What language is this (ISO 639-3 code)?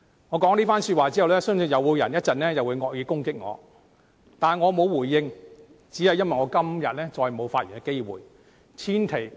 yue